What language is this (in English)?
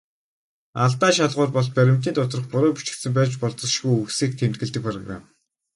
Mongolian